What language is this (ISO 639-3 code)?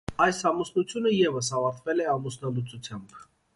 hye